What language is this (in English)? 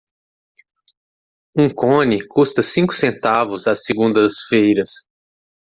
Portuguese